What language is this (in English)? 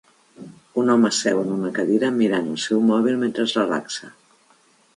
Catalan